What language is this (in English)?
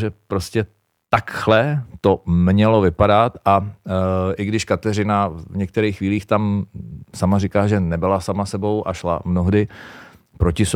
Czech